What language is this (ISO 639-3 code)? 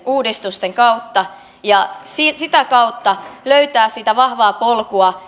fin